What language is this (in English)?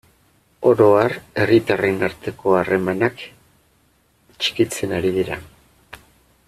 Basque